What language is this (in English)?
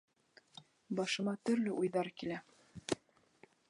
Bashkir